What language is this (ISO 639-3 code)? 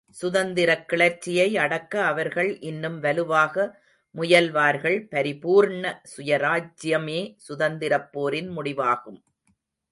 tam